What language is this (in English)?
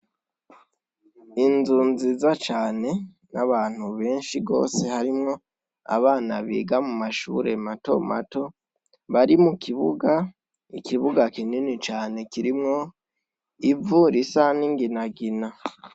Rundi